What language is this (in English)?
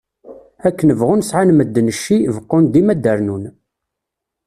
Kabyle